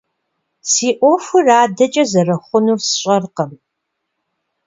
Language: Kabardian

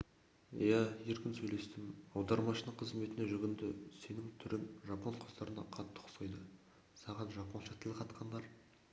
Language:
Kazakh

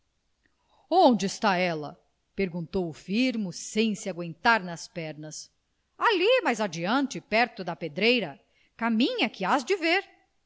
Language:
Portuguese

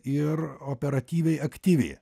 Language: Lithuanian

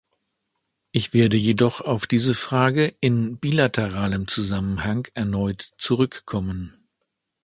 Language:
German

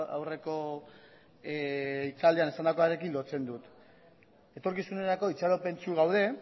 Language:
Basque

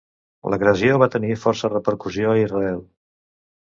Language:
Catalan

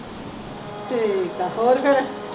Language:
Punjabi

